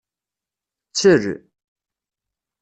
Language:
Kabyle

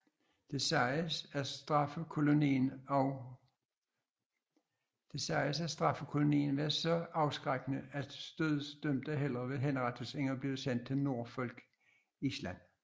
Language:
Danish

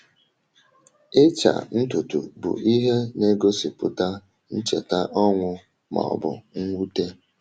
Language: Igbo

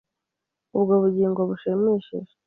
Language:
Kinyarwanda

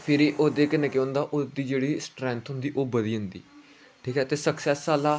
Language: Dogri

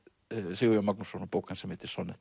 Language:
Icelandic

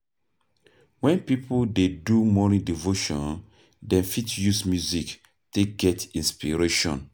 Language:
Nigerian Pidgin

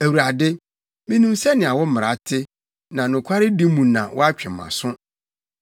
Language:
Akan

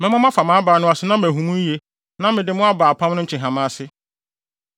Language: Akan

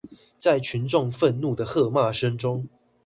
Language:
Chinese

